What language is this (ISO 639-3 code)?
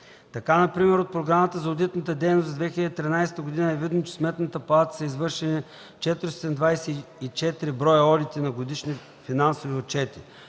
bul